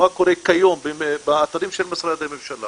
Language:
Hebrew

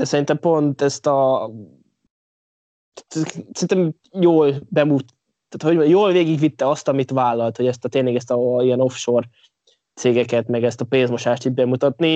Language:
Hungarian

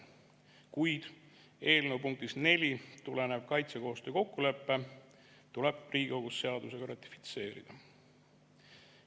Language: Estonian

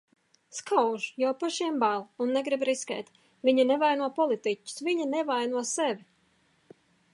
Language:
Latvian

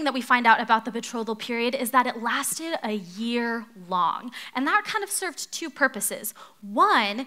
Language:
English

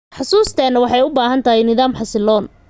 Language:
Somali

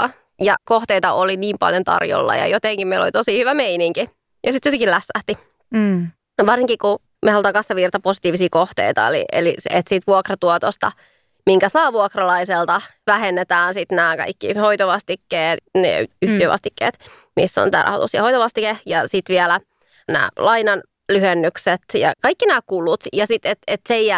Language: Finnish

